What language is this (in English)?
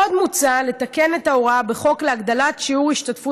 Hebrew